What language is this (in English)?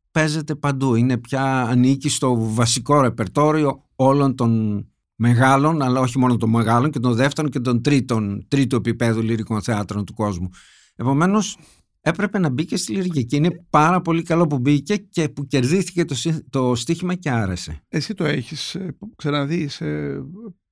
Greek